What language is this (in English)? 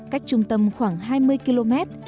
Vietnamese